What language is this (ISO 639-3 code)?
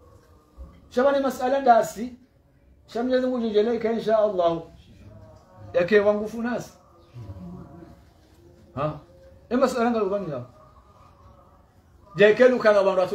ara